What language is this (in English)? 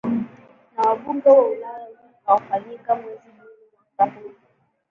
Swahili